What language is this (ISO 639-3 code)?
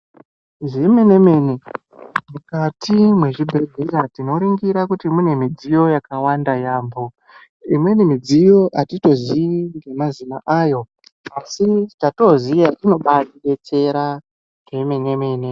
ndc